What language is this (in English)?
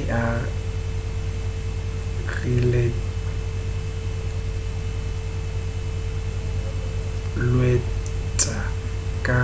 Northern Sotho